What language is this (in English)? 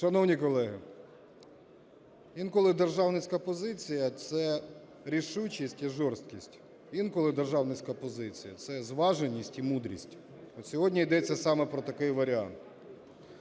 Ukrainian